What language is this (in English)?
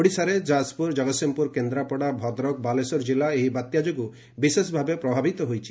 Odia